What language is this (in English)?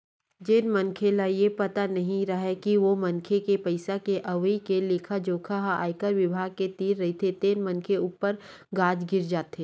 Chhattisgarhi